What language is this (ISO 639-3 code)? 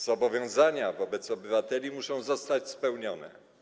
pol